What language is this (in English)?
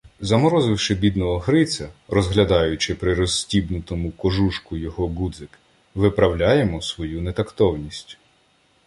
Ukrainian